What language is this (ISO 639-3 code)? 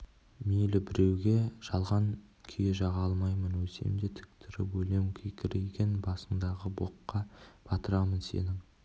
kaz